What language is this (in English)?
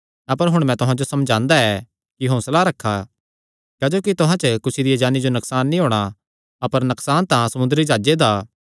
Kangri